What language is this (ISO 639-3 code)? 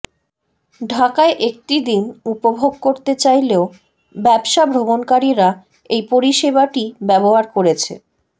ben